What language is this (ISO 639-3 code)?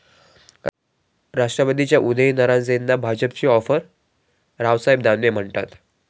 mar